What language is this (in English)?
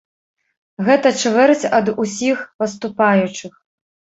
Belarusian